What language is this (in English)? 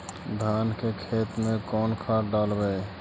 Magahi